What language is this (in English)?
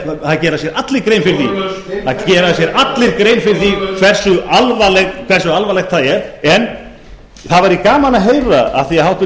Icelandic